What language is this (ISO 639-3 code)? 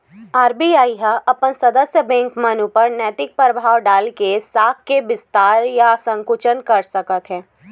hne